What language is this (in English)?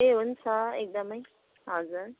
Nepali